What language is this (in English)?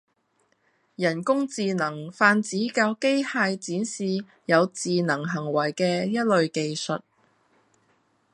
Cantonese